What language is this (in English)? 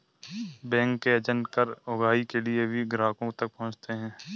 Hindi